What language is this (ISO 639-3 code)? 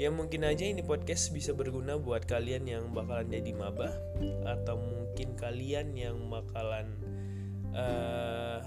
ind